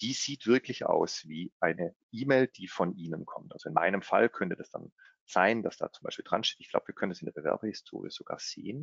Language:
German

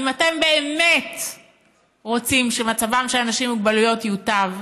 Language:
Hebrew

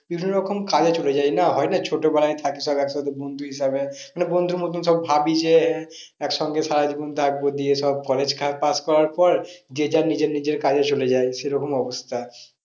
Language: Bangla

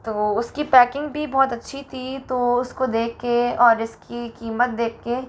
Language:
Hindi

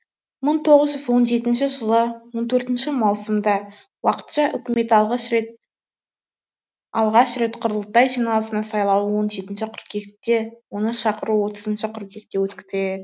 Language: Kazakh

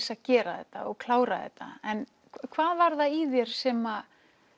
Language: Icelandic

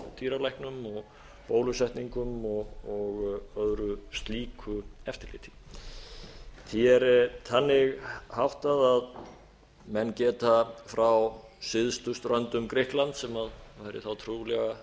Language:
Icelandic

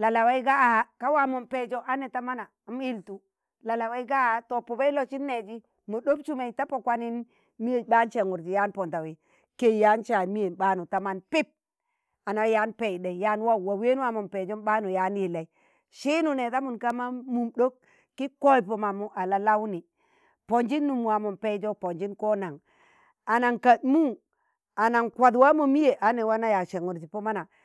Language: Tangale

